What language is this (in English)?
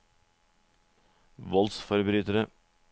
Norwegian